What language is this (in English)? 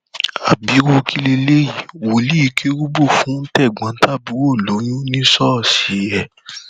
Yoruba